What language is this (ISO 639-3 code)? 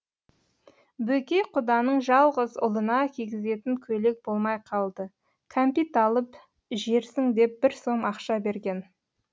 kaz